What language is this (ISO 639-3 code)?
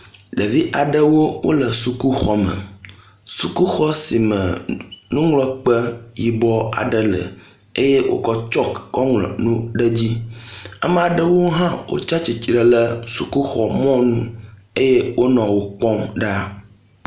ewe